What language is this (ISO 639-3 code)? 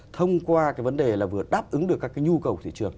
vie